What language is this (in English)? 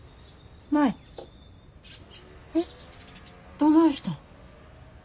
Japanese